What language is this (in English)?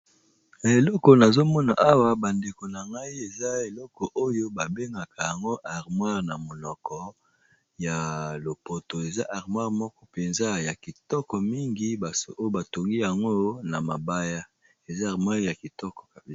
Lingala